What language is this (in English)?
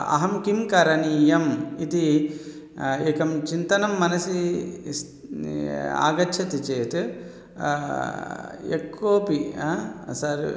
Sanskrit